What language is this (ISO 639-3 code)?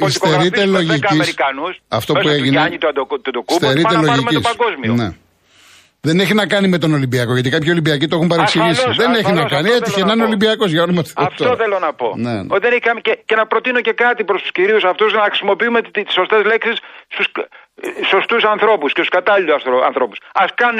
ell